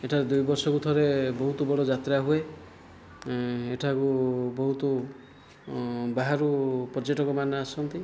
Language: Odia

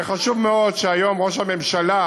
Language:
Hebrew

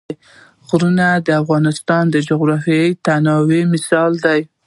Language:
Pashto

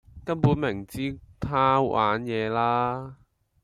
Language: Cantonese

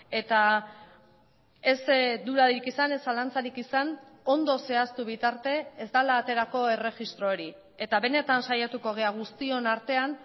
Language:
Basque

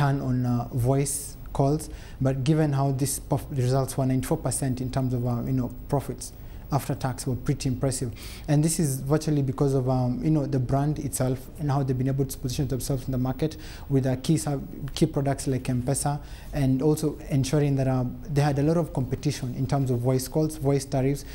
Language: English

